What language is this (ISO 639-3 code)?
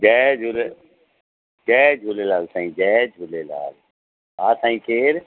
snd